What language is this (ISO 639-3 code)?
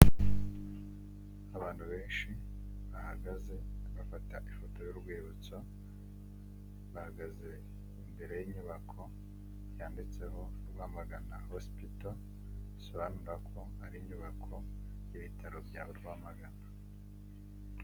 kin